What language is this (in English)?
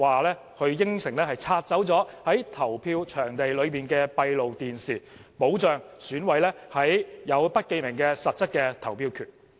Cantonese